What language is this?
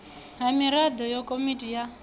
Venda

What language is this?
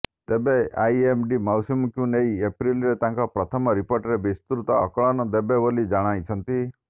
Odia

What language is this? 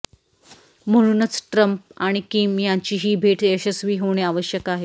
Marathi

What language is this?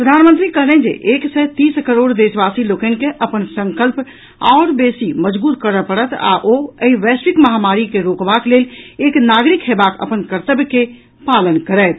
Maithili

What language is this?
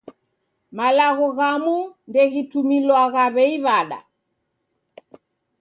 Taita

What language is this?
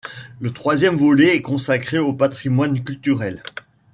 French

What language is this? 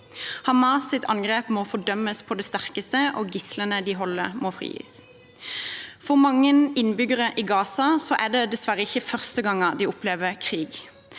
Norwegian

